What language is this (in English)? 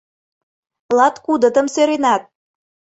Mari